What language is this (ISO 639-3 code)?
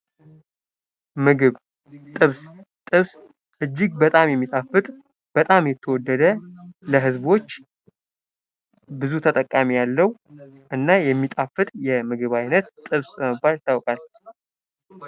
amh